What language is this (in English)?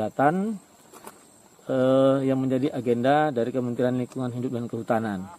Indonesian